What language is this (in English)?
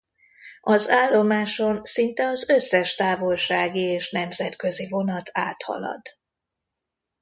Hungarian